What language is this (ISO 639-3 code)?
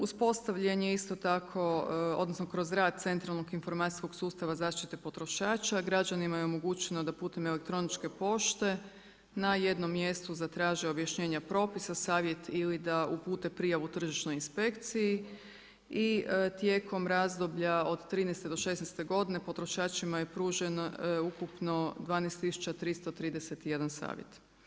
hrv